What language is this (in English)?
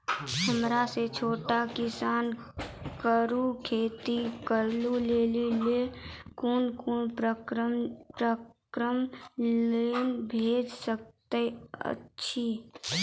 Maithili